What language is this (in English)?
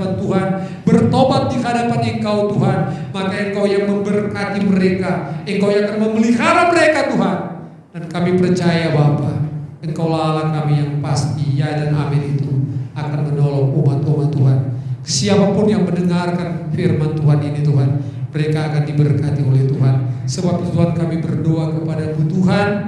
Indonesian